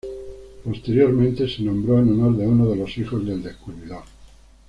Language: Spanish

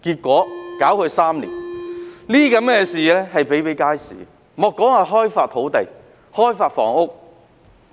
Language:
Cantonese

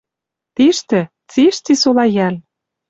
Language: Western Mari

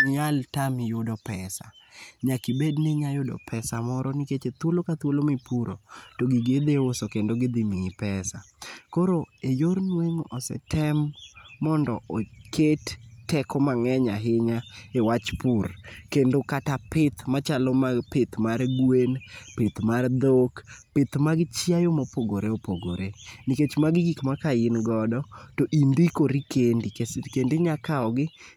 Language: Luo (Kenya and Tanzania)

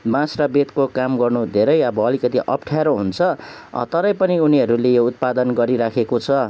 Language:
Nepali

